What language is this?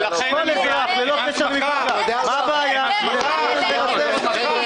Hebrew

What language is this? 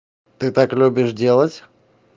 Russian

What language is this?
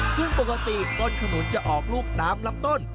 Thai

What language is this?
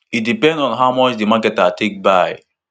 Nigerian Pidgin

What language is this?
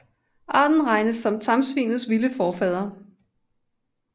Danish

